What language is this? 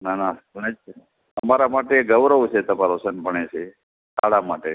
Gujarati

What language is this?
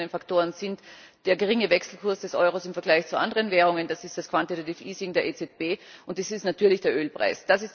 German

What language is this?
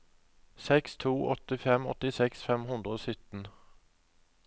Norwegian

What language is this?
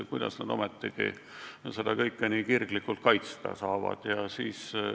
Estonian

